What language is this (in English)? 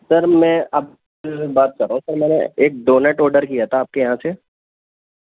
Urdu